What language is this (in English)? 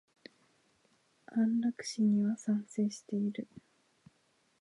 Japanese